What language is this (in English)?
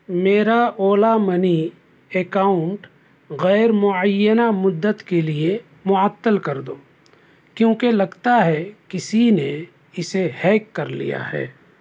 Urdu